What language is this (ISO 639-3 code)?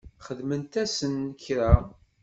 kab